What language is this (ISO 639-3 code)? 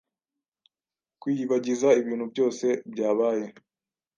kin